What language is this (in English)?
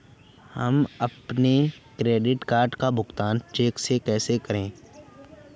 Hindi